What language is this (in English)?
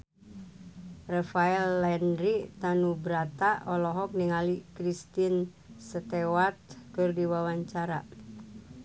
Sundanese